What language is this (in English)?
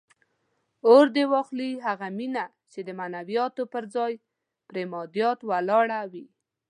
Pashto